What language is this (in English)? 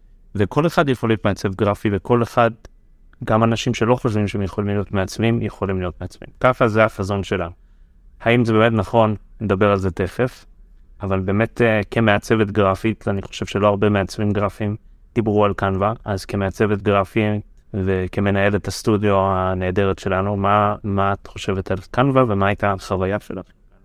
Hebrew